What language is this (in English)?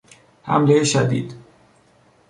Persian